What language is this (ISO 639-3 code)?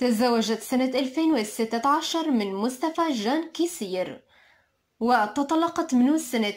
ara